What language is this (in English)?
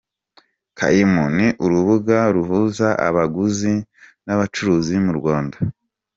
Kinyarwanda